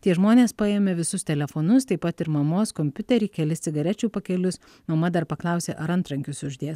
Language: Lithuanian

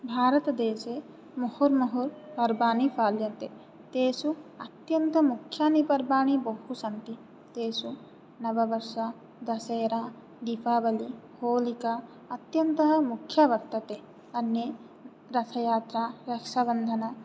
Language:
Sanskrit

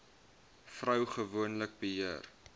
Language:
Afrikaans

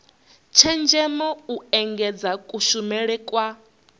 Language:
Venda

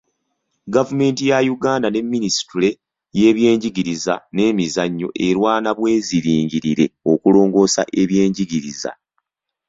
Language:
Ganda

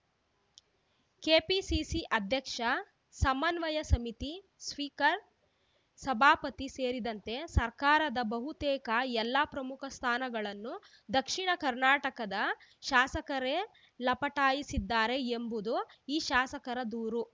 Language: Kannada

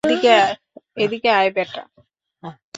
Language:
Bangla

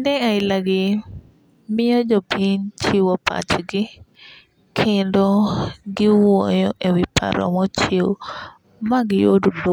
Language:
Luo (Kenya and Tanzania)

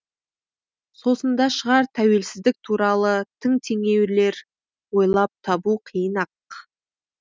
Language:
Kazakh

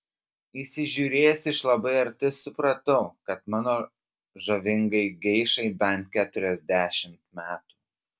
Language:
Lithuanian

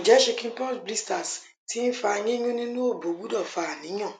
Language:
Yoruba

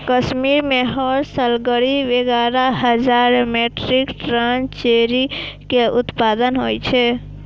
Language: Maithili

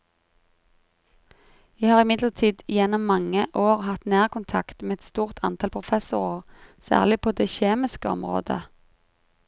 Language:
Norwegian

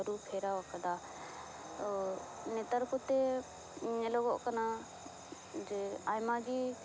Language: Santali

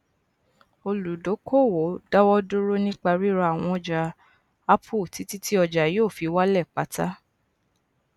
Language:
Yoruba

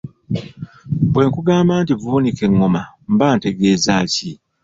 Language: Ganda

